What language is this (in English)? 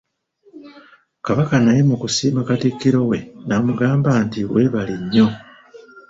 Ganda